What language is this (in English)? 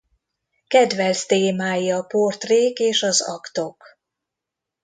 Hungarian